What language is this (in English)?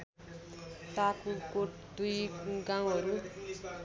Nepali